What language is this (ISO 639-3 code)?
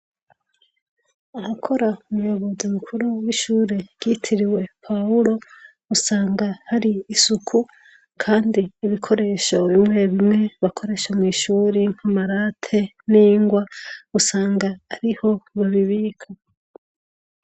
run